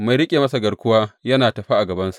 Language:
Hausa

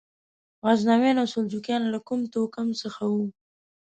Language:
Pashto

